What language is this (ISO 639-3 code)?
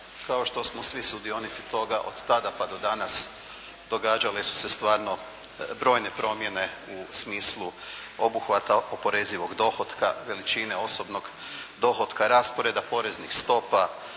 hrv